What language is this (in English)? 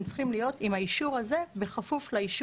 Hebrew